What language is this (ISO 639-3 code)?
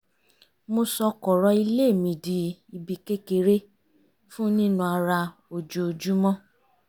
yor